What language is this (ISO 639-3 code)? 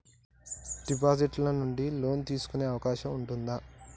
tel